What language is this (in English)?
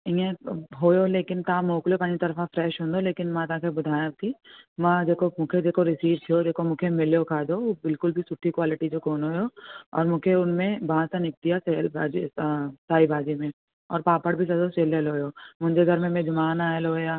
Sindhi